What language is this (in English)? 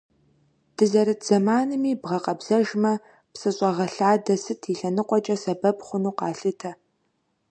Kabardian